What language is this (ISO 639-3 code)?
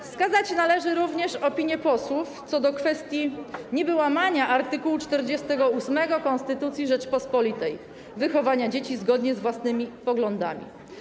pol